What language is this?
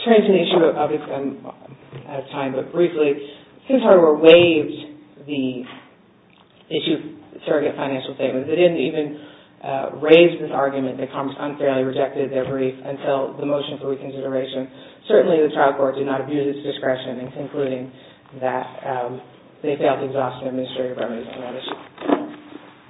English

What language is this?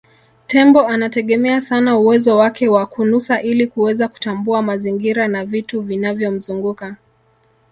Swahili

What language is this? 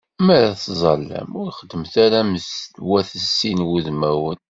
Kabyle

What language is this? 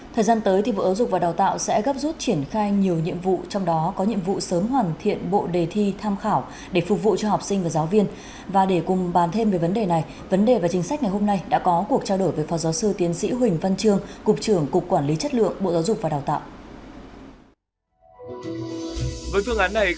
Vietnamese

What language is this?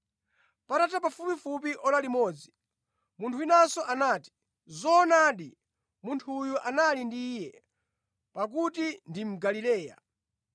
Nyanja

